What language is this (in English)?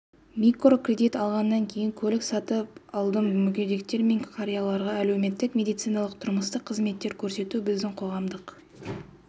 Kazakh